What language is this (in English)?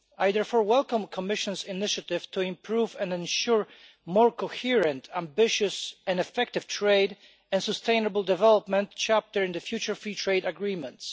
English